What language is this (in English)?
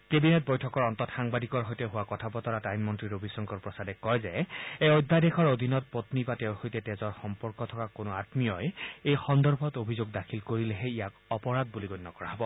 Assamese